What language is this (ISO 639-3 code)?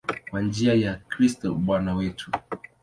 swa